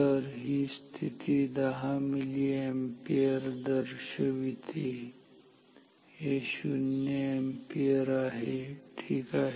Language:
Marathi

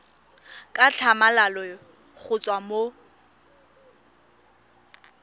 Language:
Tswana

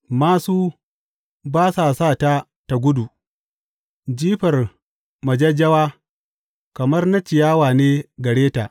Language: Hausa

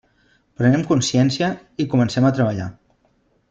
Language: Catalan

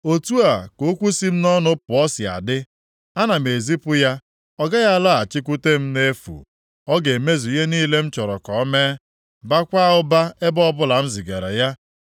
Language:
Igbo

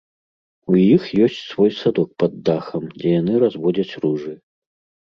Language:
Belarusian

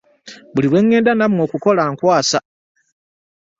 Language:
Ganda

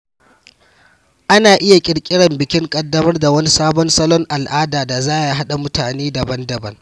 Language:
Hausa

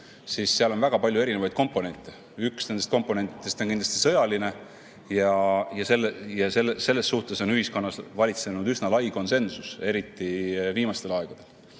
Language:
Estonian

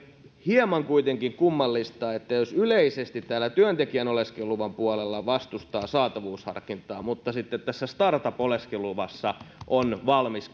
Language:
Finnish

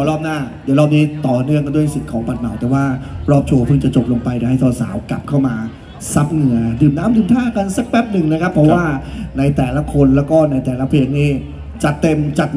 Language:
Thai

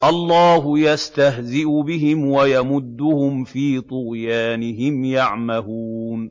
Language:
Arabic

